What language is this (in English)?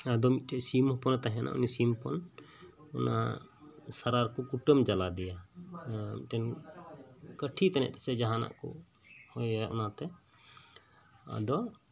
Santali